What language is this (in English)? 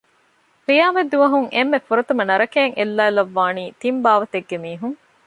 Divehi